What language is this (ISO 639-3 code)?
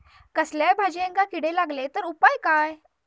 mar